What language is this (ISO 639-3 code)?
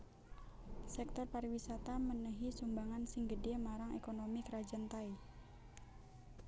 jav